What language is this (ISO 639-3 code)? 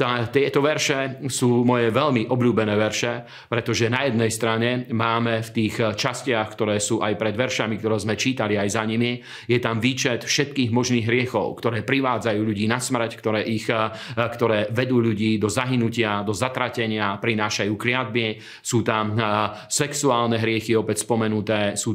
slk